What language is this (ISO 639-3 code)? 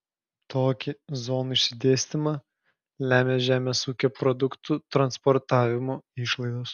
lit